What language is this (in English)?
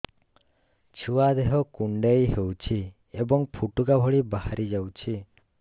Odia